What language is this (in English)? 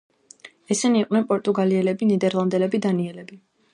Georgian